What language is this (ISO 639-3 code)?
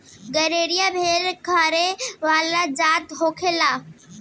bho